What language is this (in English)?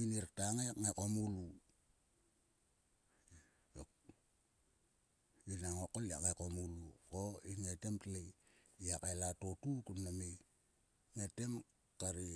Sulka